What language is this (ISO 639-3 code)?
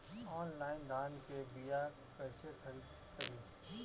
bho